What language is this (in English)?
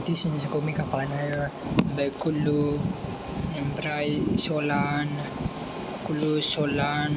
Bodo